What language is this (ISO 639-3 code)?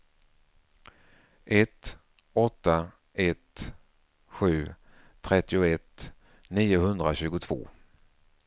swe